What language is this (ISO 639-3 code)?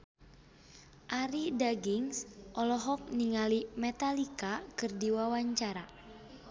sun